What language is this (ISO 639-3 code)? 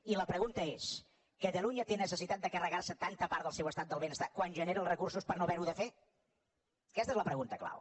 cat